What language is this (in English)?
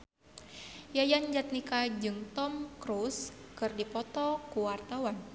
Sundanese